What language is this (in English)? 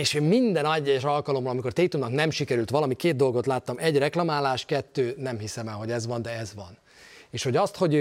Hungarian